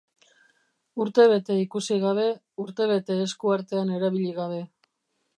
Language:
Basque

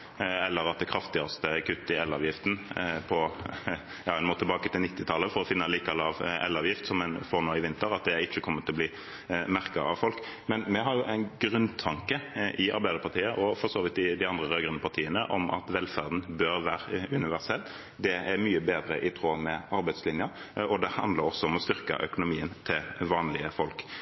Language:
Norwegian Bokmål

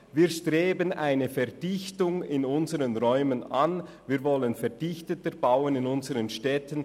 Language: Swiss German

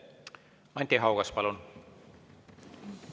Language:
Estonian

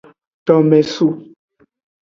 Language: Aja (Benin)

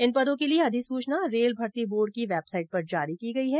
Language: Hindi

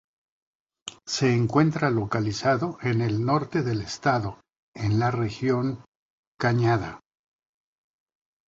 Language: Spanish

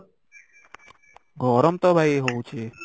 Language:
Odia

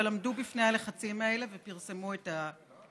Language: Hebrew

